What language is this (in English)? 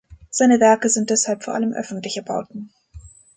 German